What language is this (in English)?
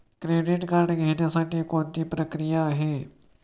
Marathi